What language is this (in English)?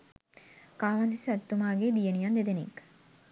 Sinhala